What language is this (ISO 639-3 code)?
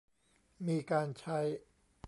tha